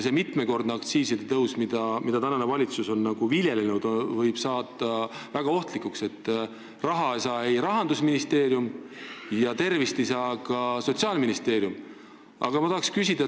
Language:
Estonian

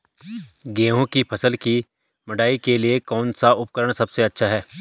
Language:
Hindi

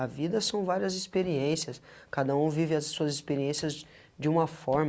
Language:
Portuguese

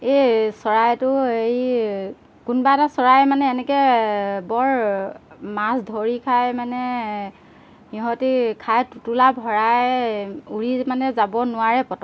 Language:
Assamese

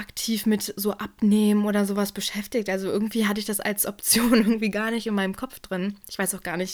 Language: German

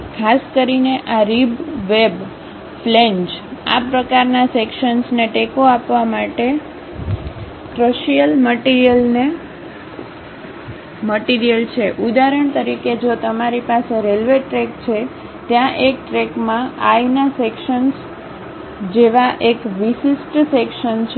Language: Gujarati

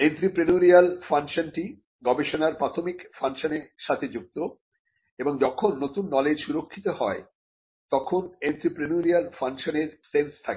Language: Bangla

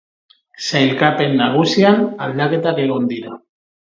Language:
Basque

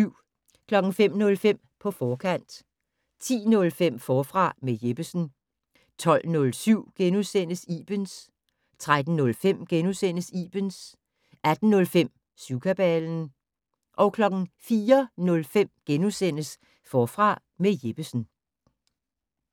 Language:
Danish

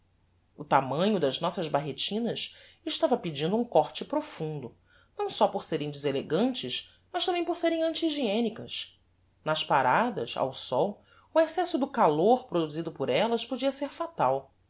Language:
Portuguese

